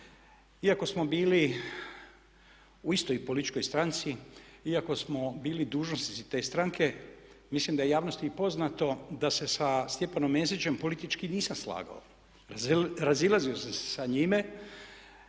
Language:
Croatian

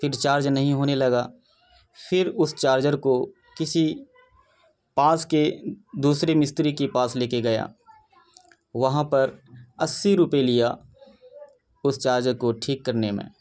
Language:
Urdu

